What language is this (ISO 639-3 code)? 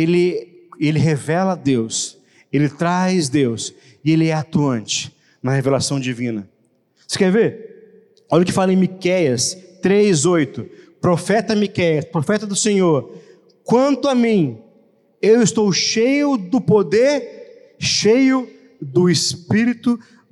por